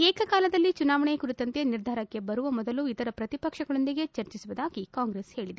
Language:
Kannada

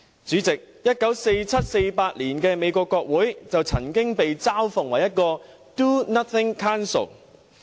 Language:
Cantonese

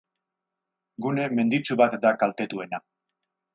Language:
Basque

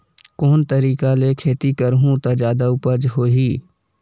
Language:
Chhattisgarhi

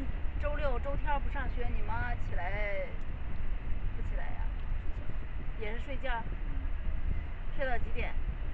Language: Chinese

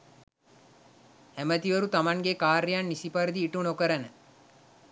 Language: Sinhala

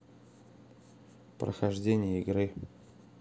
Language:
Russian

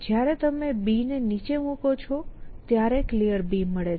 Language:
Gujarati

